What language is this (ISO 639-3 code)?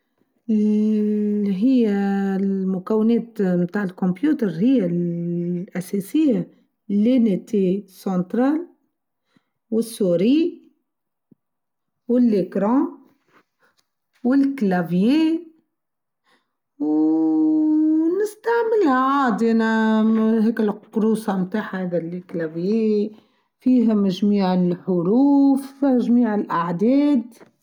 aeb